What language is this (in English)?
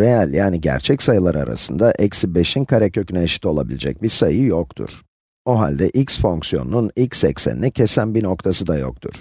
Turkish